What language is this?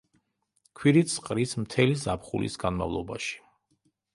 Georgian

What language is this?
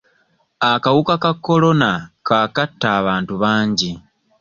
Ganda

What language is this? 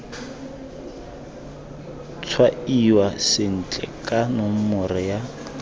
Tswana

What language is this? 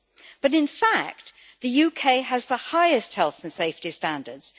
English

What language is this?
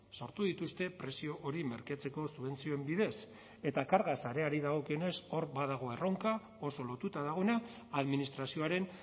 Basque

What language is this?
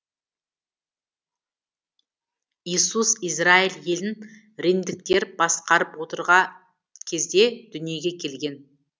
Kazakh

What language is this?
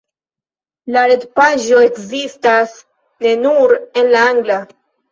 Esperanto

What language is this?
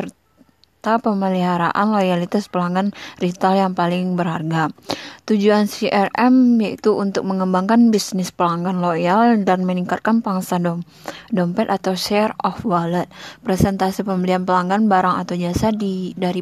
Indonesian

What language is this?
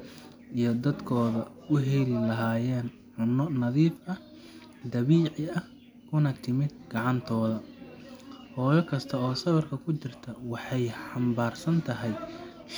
Somali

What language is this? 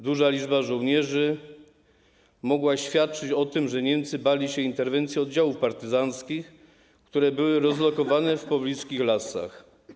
Polish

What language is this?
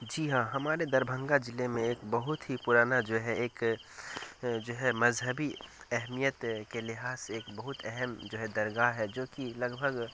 Urdu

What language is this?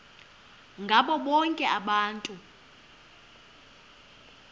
Xhosa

